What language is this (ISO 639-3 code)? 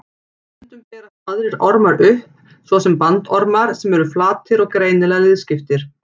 isl